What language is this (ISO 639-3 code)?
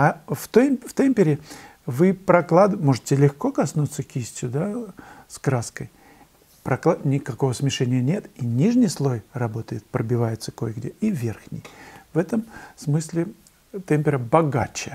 rus